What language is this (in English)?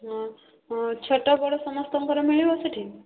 Odia